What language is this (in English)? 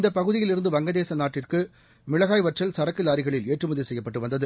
Tamil